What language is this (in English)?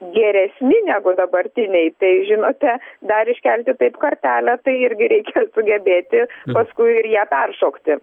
Lithuanian